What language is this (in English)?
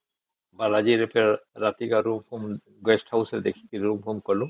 Odia